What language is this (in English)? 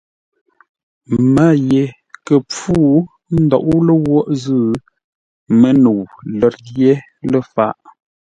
Ngombale